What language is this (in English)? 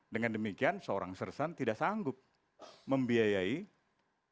Indonesian